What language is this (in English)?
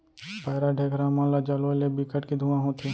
Chhattisgarhi